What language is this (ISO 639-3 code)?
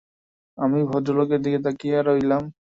ben